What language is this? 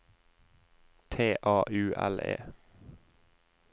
Norwegian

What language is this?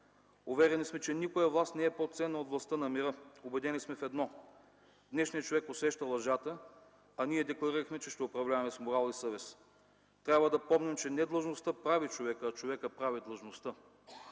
Bulgarian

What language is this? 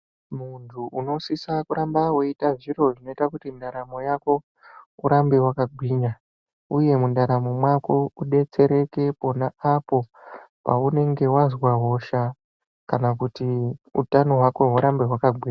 Ndau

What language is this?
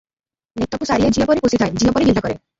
Odia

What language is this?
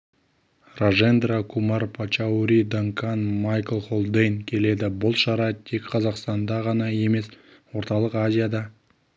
Kazakh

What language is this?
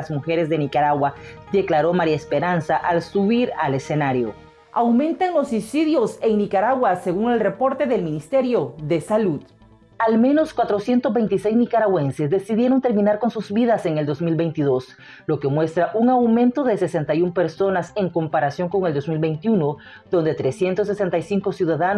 Spanish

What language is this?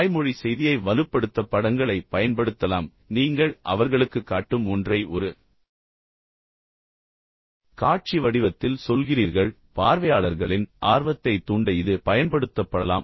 Tamil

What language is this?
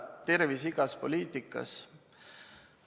Estonian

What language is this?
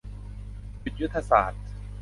Thai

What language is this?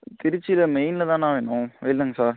Tamil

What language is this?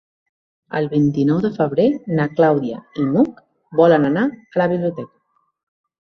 Catalan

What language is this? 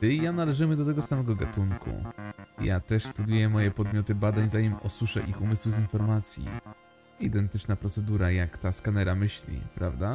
Polish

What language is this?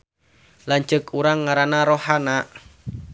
Sundanese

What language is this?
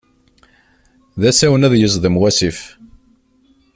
Kabyle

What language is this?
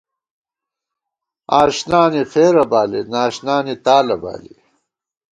Gawar-Bati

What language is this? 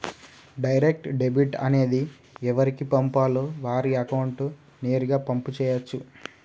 Telugu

